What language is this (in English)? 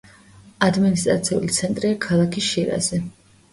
Georgian